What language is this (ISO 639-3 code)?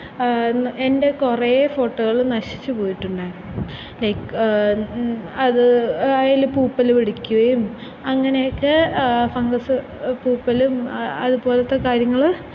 mal